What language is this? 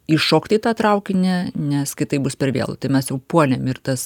Lithuanian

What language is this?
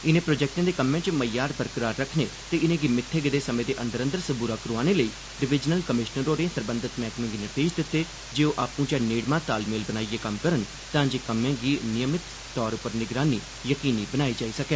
Dogri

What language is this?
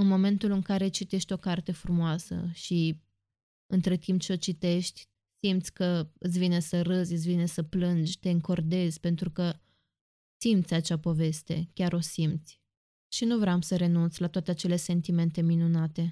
Romanian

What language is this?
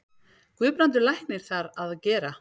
Icelandic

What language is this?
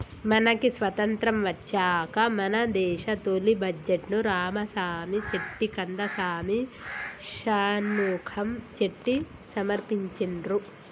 Telugu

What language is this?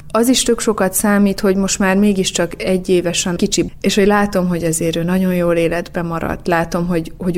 Hungarian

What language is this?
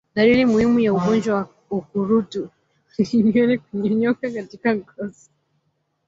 Swahili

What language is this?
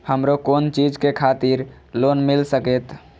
Maithili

